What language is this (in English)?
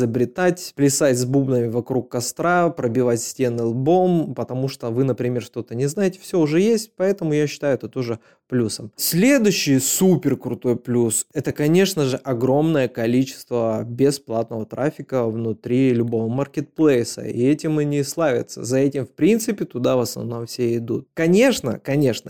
Russian